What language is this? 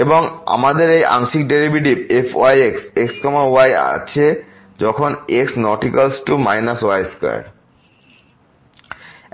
Bangla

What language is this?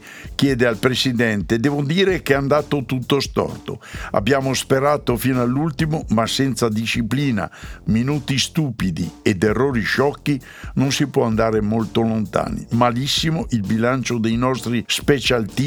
Italian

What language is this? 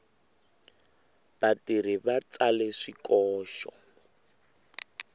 Tsonga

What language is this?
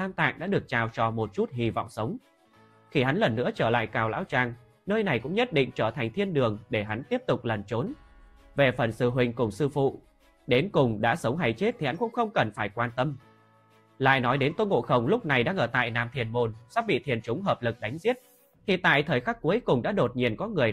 Vietnamese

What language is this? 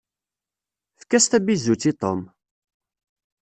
Kabyle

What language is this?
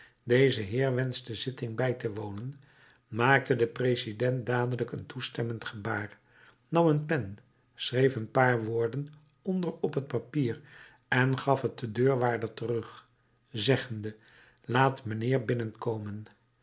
Dutch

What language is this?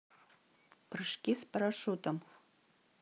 Russian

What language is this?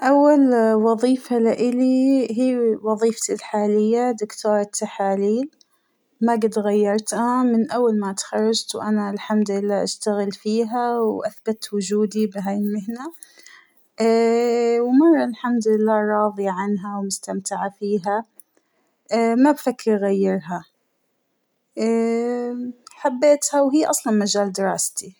Hijazi Arabic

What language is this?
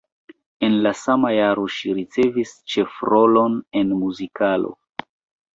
Esperanto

